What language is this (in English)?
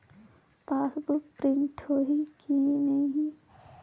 Chhattisgarhi